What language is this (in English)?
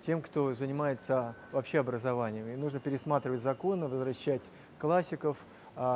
Russian